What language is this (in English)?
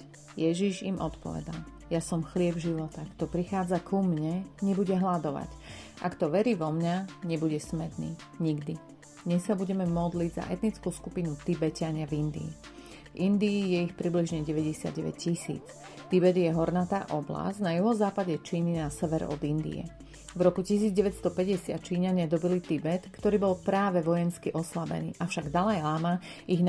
Slovak